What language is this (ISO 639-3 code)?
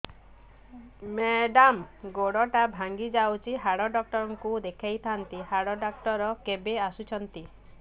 ori